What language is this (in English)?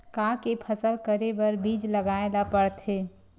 Chhattisgarhi